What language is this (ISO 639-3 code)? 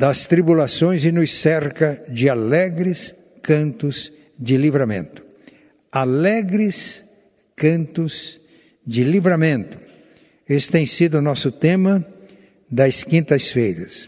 por